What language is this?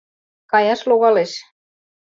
Mari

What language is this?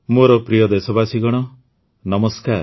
Odia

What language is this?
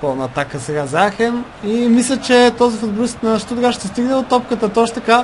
Bulgarian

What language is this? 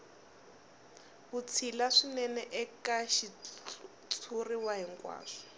Tsonga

